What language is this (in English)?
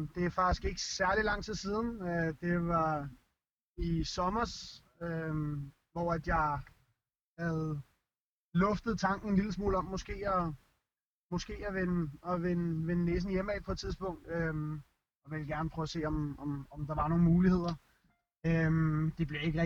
Danish